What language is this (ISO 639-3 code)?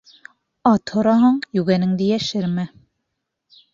bak